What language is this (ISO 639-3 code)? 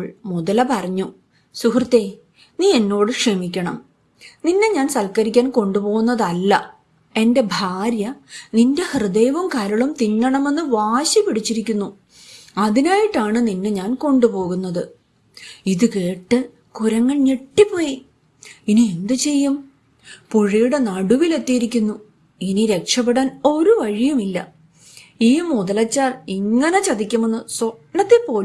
mal